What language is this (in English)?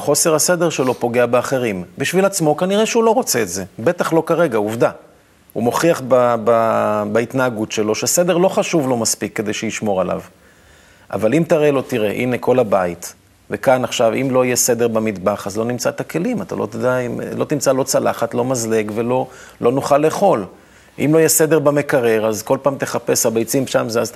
Hebrew